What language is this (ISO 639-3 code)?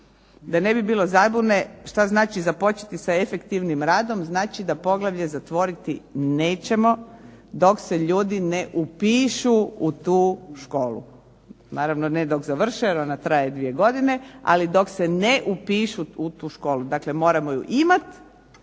hrv